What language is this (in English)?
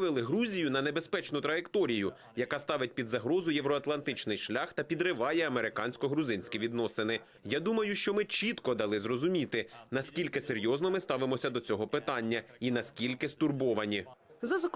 Ukrainian